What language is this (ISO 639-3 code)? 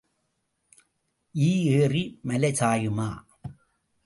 tam